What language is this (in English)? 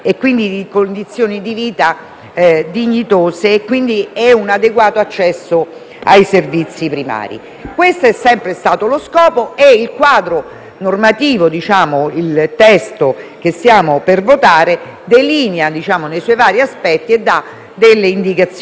Italian